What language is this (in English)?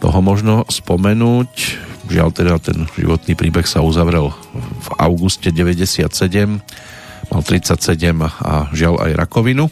Slovak